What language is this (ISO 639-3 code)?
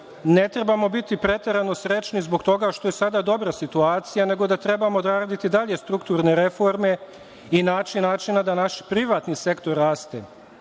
srp